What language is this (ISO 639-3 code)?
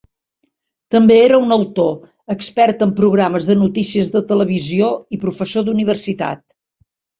cat